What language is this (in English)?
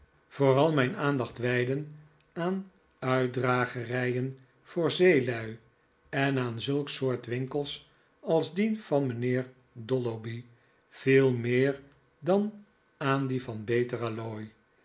Dutch